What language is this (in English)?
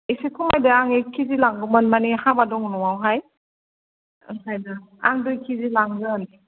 Bodo